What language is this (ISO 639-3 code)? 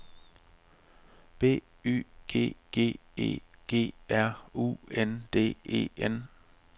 dan